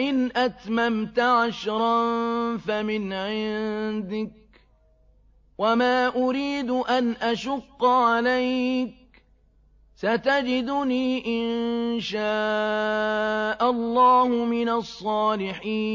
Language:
Arabic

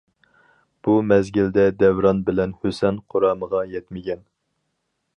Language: Uyghur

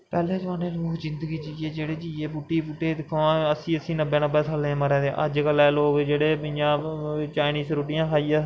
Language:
Dogri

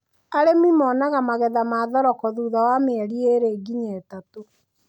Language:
Kikuyu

